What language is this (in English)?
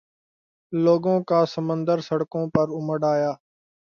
Urdu